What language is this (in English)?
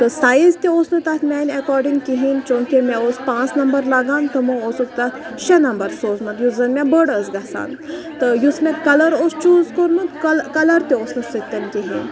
Kashmiri